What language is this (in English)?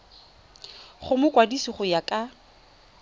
Tswana